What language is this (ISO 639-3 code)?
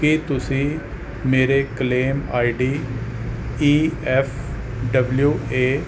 pan